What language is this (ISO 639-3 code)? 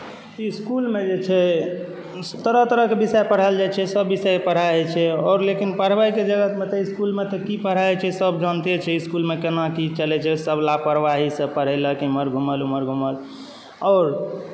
mai